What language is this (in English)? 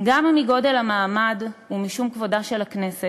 Hebrew